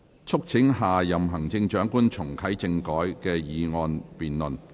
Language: Cantonese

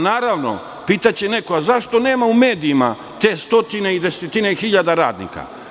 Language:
Serbian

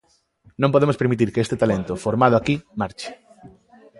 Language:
Galician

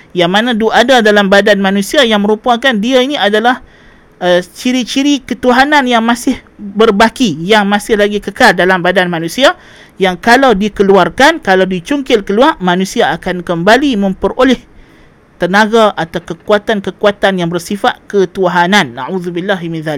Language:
Malay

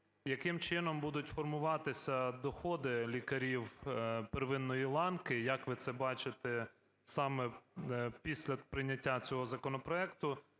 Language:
Ukrainian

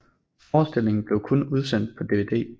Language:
Danish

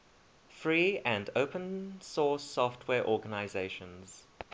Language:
English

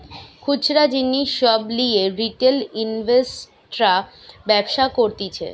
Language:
Bangla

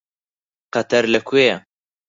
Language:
Central Kurdish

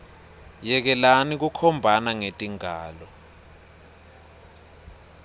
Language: Swati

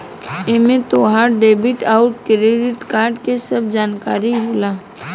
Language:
Bhojpuri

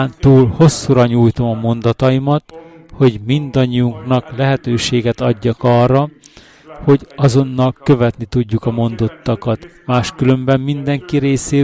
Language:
Hungarian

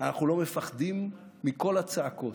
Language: Hebrew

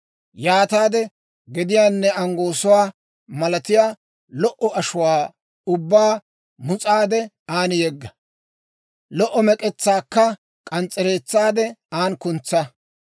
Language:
Dawro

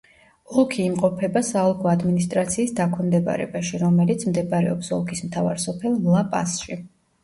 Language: Georgian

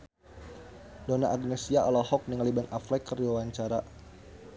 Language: Sundanese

